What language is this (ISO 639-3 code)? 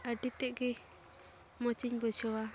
sat